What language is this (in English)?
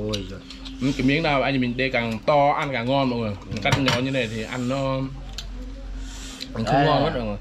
Vietnamese